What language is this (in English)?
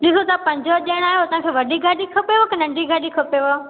Sindhi